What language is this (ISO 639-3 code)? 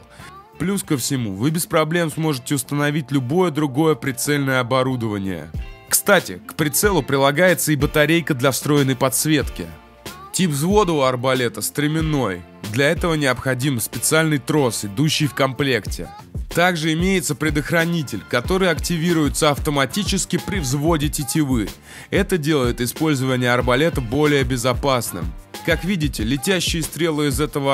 rus